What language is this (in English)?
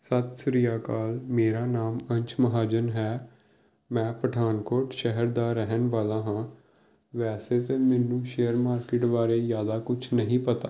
Punjabi